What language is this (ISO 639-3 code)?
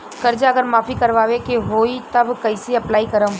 bho